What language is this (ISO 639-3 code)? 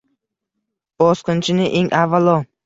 uzb